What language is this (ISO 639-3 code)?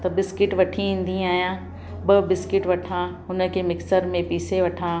snd